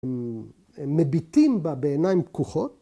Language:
Hebrew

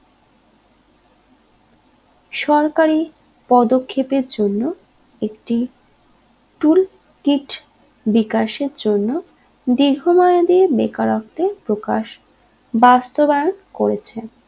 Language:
Bangla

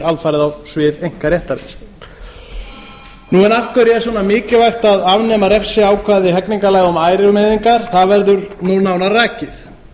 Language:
Icelandic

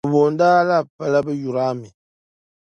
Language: Dagbani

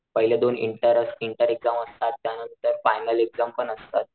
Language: Marathi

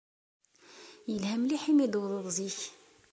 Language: Kabyle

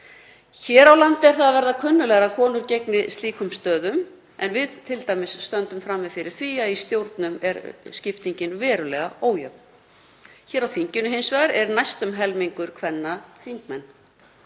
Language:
Icelandic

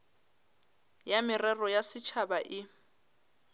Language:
Northern Sotho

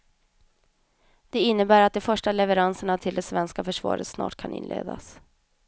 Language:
Swedish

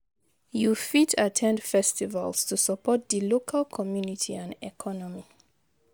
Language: Nigerian Pidgin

